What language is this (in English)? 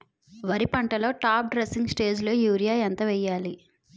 Telugu